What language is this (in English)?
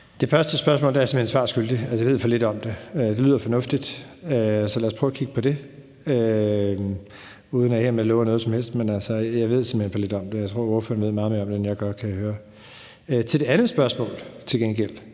Danish